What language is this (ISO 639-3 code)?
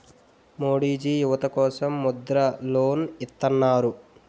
tel